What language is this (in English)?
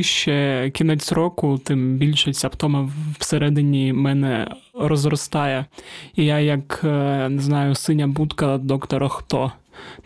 Ukrainian